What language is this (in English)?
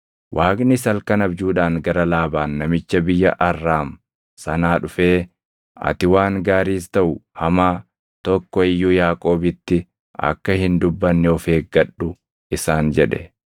Oromo